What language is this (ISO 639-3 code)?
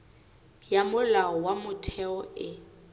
sot